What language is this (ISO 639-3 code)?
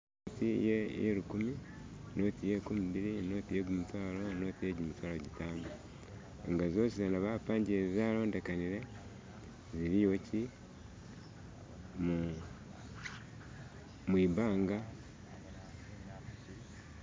myx